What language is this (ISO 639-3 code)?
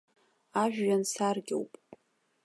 abk